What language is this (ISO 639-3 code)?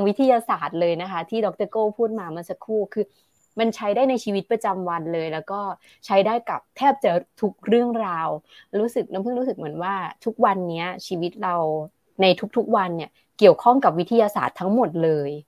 tha